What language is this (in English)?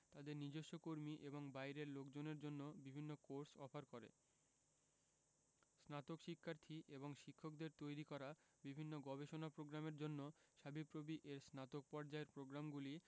Bangla